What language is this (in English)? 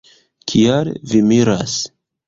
Esperanto